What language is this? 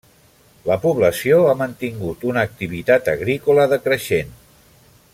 Catalan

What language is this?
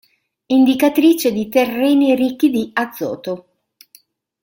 Italian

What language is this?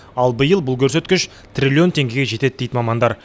Kazakh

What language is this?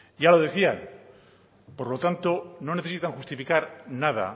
Spanish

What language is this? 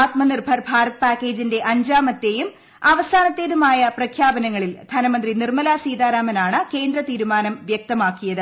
Malayalam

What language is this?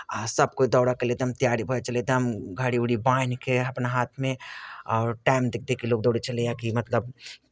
Maithili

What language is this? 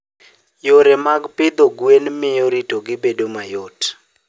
Luo (Kenya and Tanzania)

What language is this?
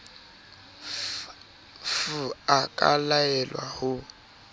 Southern Sotho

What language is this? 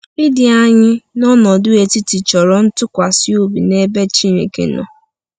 Igbo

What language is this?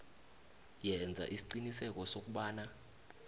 South Ndebele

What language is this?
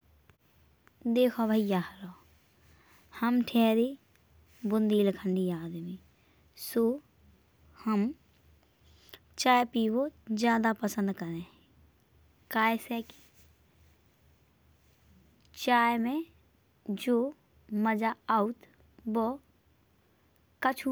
Bundeli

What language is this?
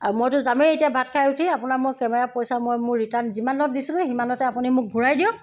Assamese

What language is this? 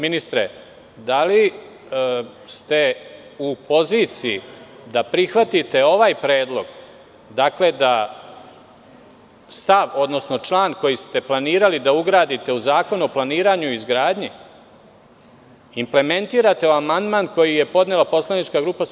Serbian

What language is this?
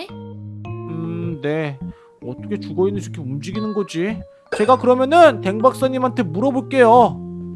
Korean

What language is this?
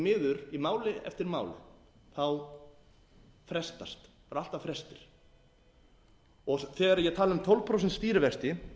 Icelandic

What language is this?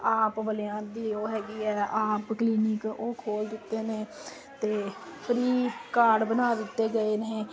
Punjabi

